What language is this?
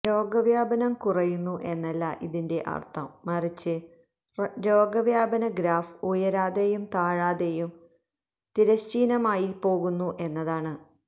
Malayalam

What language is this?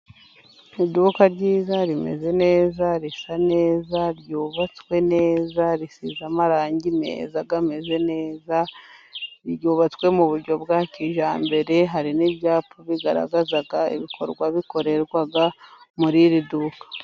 Kinyarwanda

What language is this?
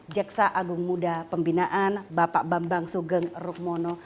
Indonesian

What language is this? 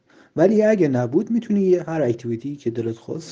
Russian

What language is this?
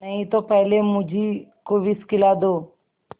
Hindi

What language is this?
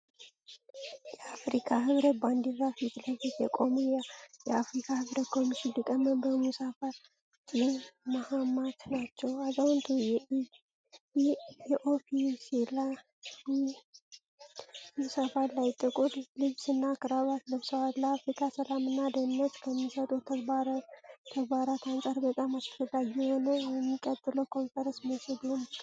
Amharic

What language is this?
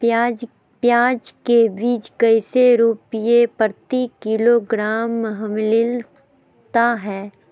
Magahi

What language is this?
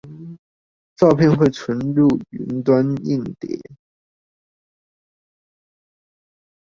Chinese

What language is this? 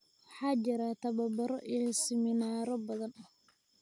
Somali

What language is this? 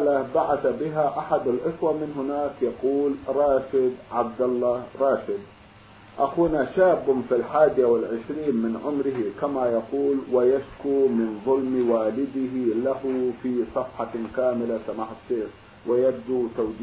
Arabic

